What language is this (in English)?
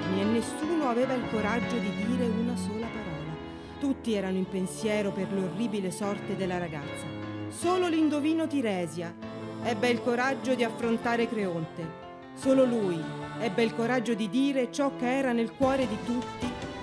Italian